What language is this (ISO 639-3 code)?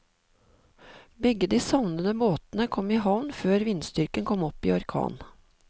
nor